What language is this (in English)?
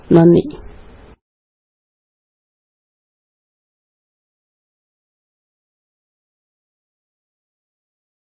Malayalam